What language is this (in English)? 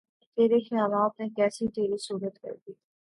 Urdu